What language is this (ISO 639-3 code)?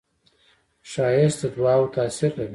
pus